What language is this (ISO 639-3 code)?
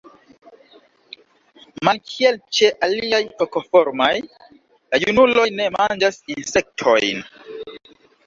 epo